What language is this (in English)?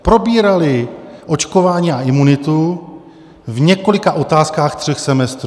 Czech